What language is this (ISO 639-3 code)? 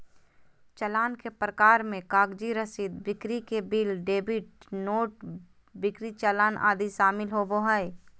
mag